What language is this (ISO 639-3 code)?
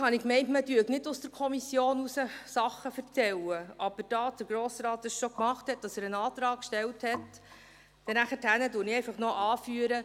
gsw